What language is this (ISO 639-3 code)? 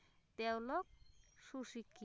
asm